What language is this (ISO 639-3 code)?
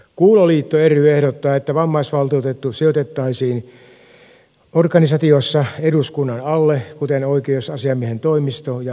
fin